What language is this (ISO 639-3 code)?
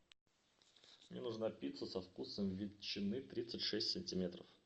rus